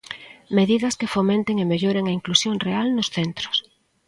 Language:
Galician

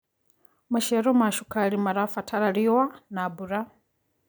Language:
Kikuyu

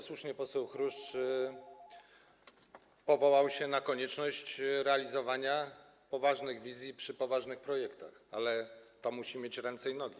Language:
Polish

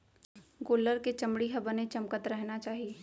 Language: Chhattisgarhi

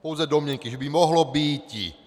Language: Czech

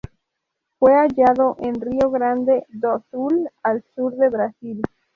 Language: Spanish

